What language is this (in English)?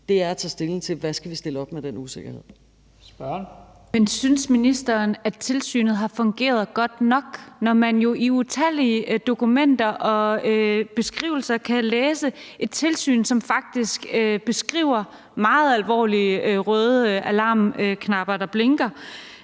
Danish